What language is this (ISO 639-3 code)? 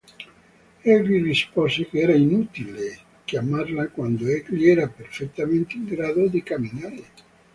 ita